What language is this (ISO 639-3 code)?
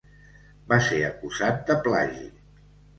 cat